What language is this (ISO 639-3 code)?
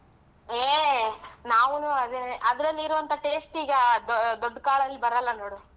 kan